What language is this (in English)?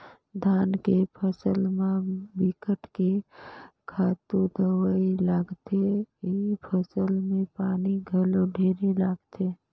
Chhattisgarhi